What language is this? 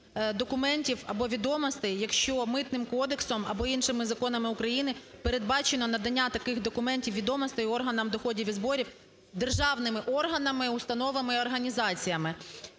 Ukrainian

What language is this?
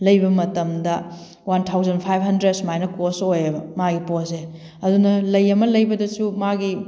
Manipuri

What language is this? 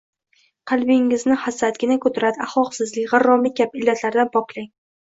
Uzbek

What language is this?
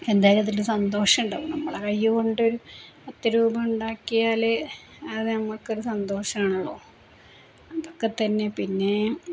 Malayalam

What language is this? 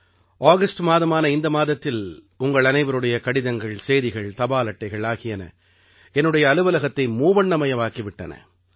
Tamil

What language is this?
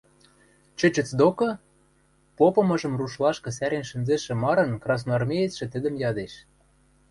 Western Mari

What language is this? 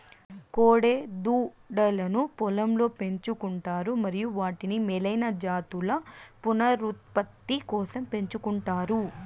Telugu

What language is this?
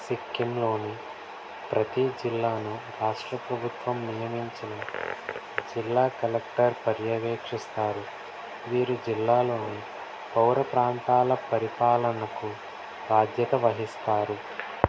Telugu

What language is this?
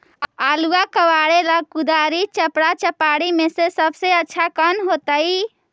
Magahi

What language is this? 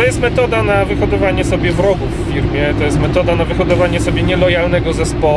Polish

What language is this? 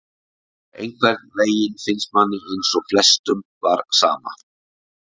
Icelandic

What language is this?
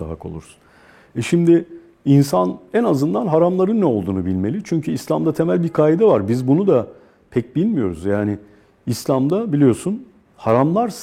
Turkish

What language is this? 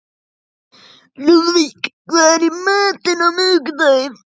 Icelandic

